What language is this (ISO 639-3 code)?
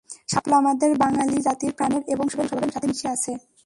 ben